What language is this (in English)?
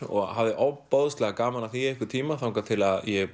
Icelandic